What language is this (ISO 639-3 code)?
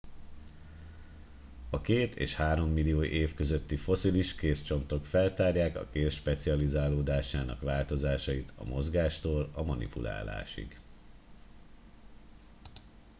hun